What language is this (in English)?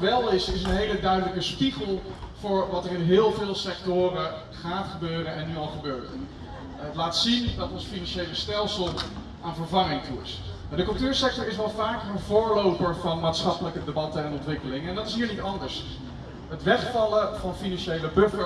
Dutch